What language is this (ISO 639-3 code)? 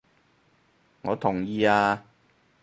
yue